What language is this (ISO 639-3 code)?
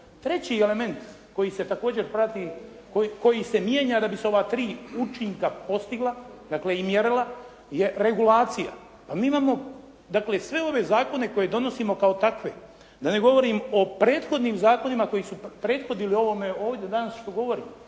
hrv